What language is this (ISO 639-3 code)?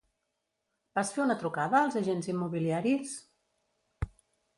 cat